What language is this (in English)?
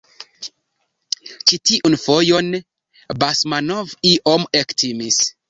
Esperanto